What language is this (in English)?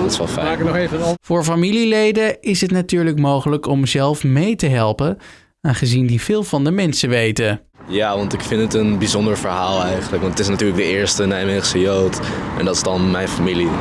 Dutch